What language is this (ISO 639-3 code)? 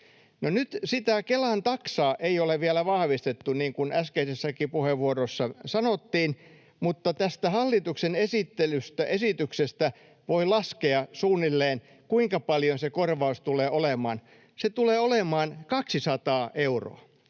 fin